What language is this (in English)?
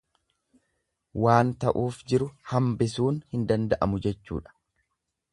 Oromo